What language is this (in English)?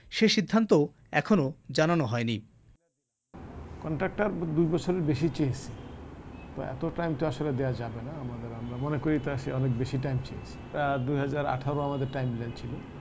Bangla